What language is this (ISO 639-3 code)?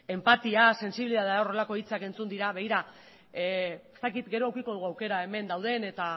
eus